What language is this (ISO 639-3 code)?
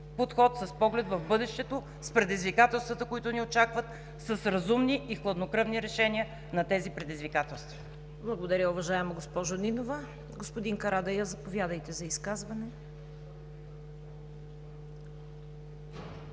bul